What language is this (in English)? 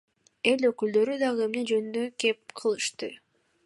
Kyrgyz